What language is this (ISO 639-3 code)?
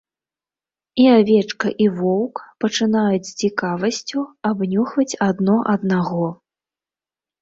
bel